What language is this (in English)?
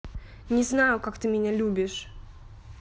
Russian